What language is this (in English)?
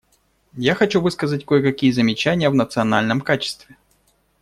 Russian